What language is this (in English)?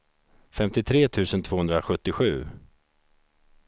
Swedish